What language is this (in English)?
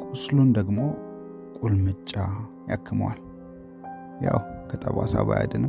Amharic